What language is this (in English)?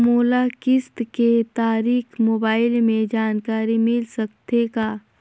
Chhattisgarhi